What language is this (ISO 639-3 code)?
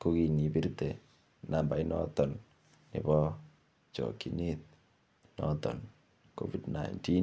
kln